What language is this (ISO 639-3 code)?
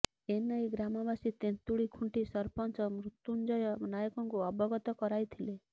ori